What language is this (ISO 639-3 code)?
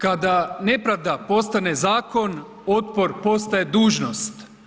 hrv